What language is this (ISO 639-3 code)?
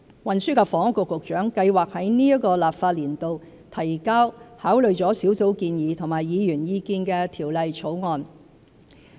yue